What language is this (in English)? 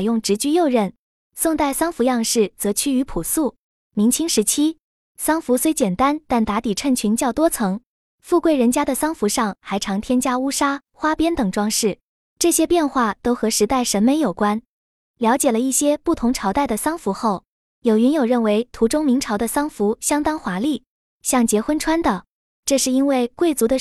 Chinese